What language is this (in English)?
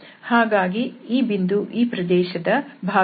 Kannada